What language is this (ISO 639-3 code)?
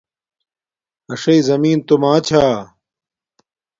dmk